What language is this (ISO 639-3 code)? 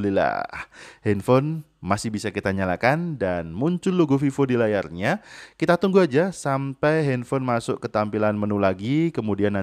ind